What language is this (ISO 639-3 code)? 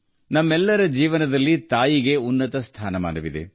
kan